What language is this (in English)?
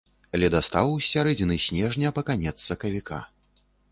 Belarusian